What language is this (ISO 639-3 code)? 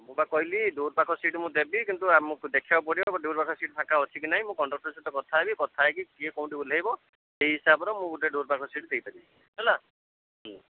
ori